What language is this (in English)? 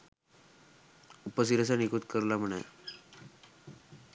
Sinhala